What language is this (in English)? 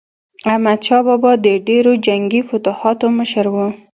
Pashto